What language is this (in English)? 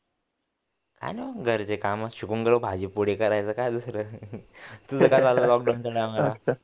Marathi